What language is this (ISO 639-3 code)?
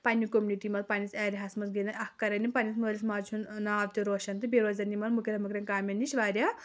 kas